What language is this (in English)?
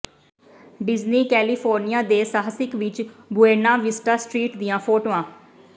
Punjabi